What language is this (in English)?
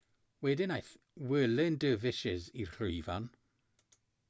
Welsh